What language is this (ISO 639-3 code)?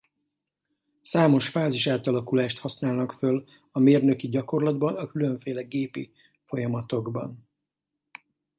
hun